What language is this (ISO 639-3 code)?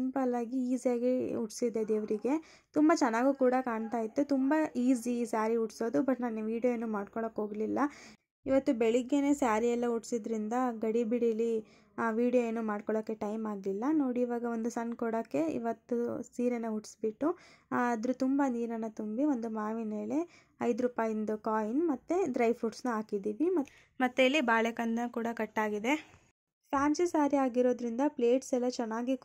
kan